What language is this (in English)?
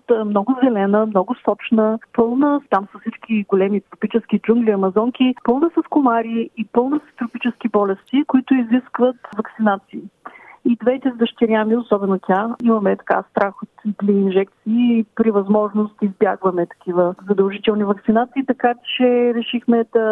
Bulgarian